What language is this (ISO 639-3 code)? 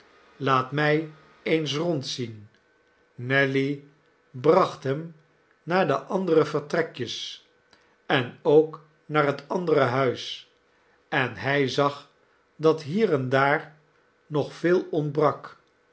nld